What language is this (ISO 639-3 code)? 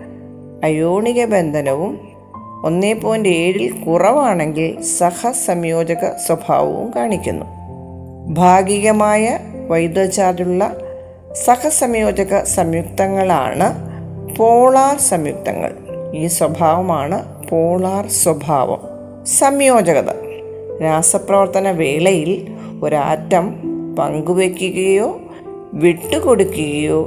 mal